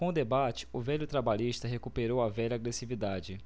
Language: Portuguese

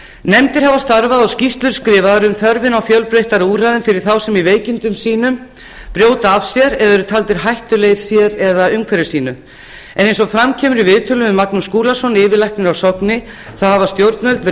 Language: Icelandic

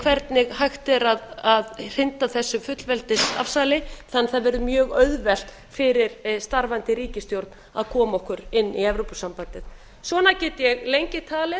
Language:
Icelandic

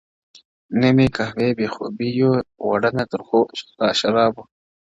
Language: Pashto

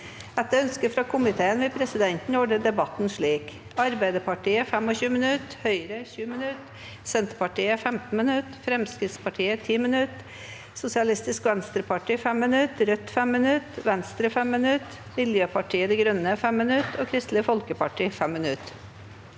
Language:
Norwegian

